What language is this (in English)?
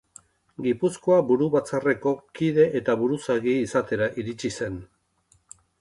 Basque